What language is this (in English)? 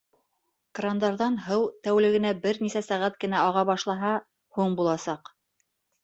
Bashkir